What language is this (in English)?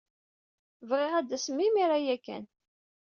Kabyle